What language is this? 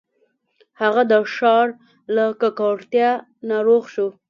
Pashto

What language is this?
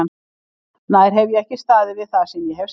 Icelandic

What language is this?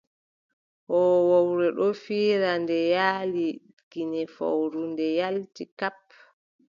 Adamawa Fulfulde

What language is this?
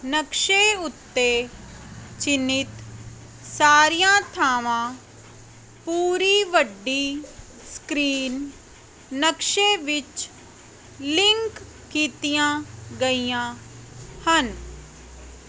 Punjabi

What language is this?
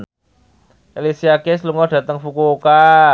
Javanese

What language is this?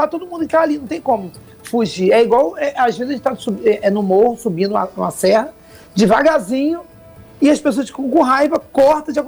Portuguese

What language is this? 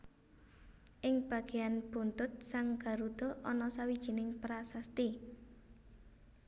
Javanese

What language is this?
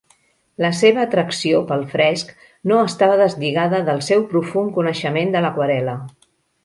Catalan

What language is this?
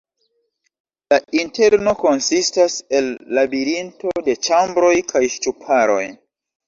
Esperanto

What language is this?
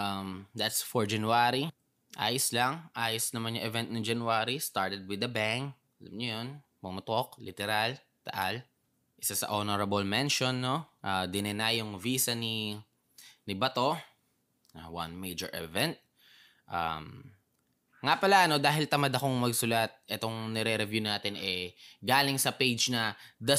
Filipino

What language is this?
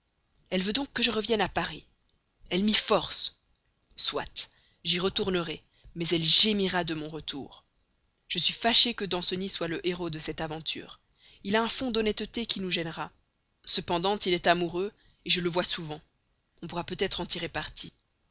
French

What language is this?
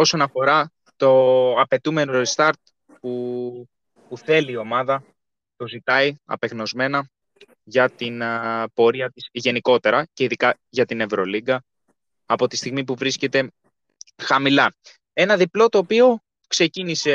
Greek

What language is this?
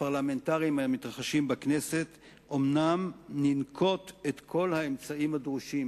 Hebrew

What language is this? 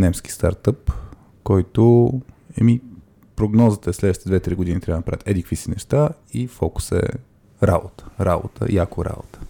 Bulgarian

